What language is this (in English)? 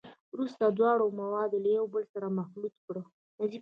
Pashto